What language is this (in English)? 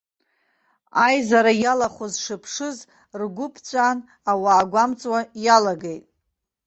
Abkhazian